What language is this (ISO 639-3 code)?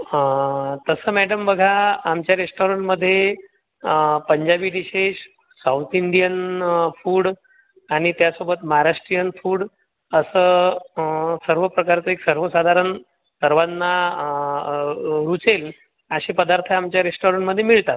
mar